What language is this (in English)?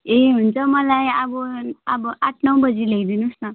Nepali